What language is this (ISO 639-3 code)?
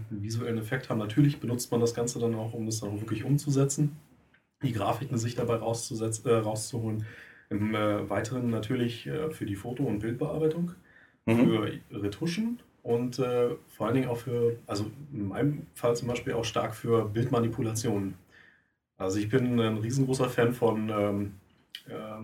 deu